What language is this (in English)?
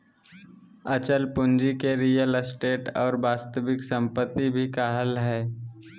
Magahi